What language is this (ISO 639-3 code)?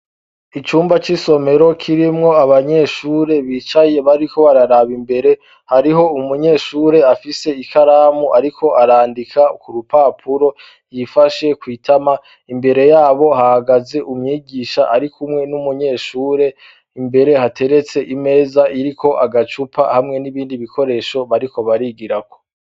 run